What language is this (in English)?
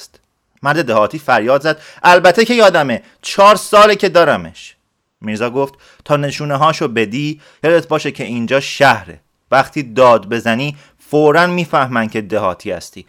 Persian